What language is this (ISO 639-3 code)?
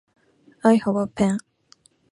jpn